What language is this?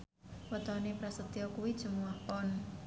Javanese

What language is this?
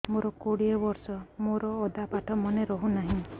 Odia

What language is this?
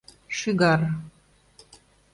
Mari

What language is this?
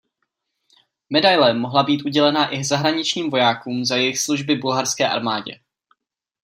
Czech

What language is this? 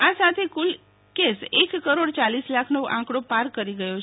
Gujarati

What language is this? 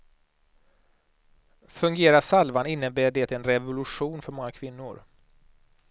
Swedish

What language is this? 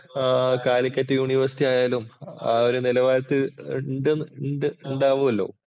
Malayalam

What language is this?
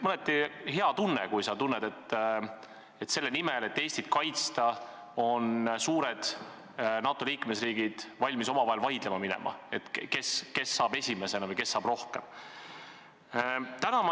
Estonian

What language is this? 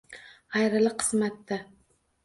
Uzbek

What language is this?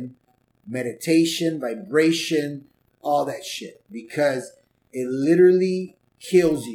English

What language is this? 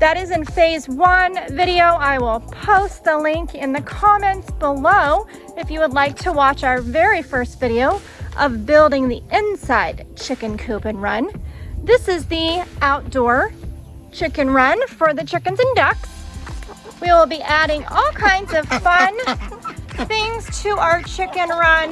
English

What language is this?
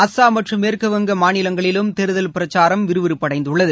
Tamil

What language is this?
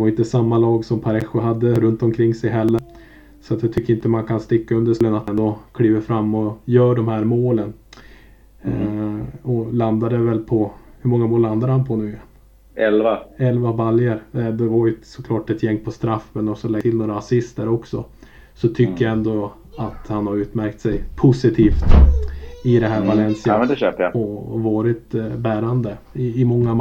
Swedish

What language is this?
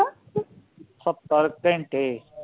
Punjabi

